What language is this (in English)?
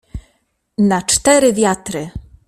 Polish